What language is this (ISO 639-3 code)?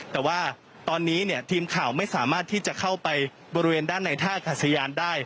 tha